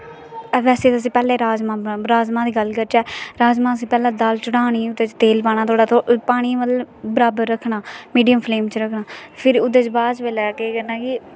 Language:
Dogri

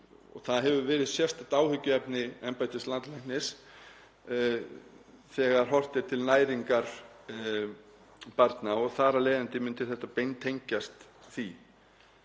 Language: Icelandic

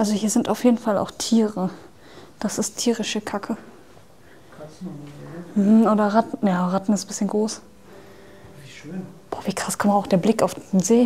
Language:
German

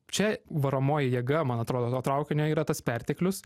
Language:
Lithuanian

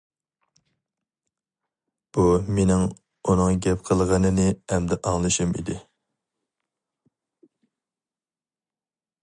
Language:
Uyghur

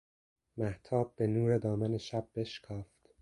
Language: Persian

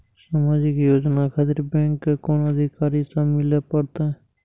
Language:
Maithili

